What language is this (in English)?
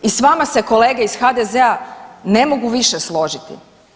Croatian